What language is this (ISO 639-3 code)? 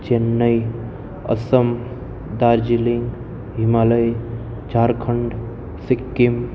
guj